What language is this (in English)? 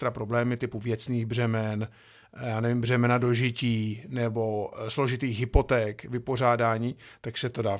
Czech